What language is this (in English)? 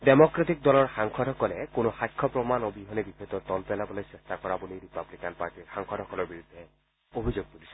Assamese